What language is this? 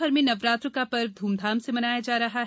Hindi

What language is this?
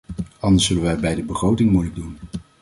Dutch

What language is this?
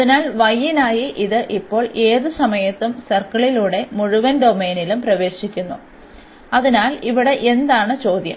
Malayalam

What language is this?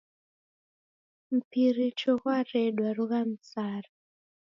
Taita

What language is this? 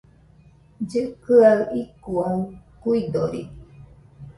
Nüpode Huitoto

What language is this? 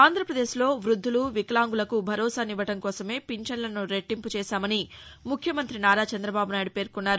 Telugu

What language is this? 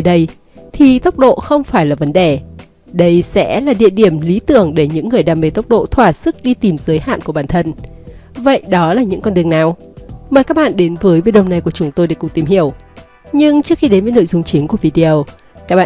Vietnamese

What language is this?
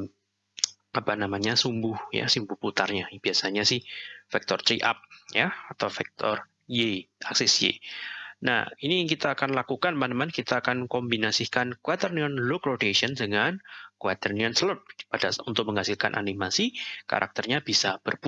Indonesian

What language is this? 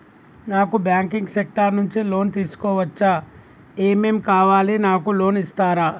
Telugu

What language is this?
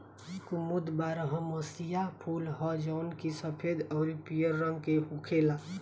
Bhojpuri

